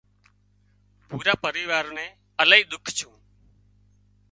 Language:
Wadiyara Koli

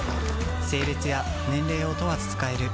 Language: Japanese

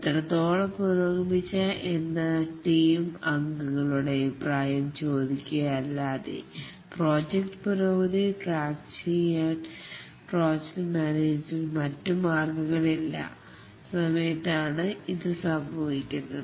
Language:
Malayalam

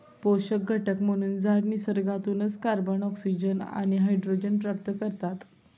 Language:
Marathi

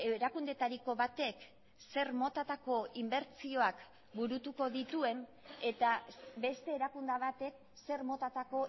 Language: Basque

